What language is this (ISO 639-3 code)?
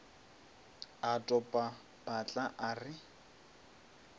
nso